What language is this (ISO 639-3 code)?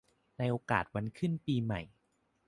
tha